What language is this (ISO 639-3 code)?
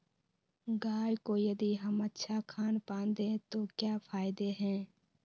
mag